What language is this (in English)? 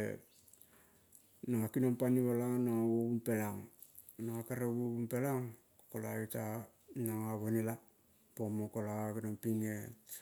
Kol (Papua New Guinea)